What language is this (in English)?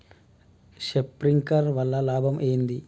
Telugu